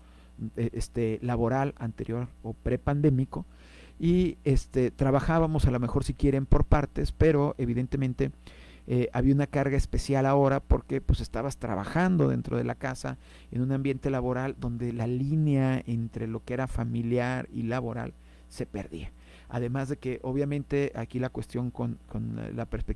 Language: Spanish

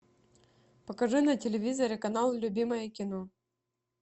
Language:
Russian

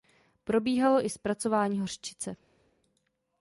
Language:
Czech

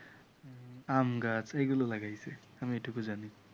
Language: Bangla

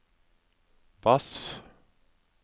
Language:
Norwegian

